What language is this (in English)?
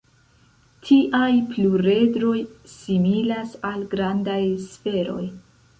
Esperanto